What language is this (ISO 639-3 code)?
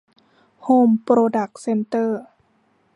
tha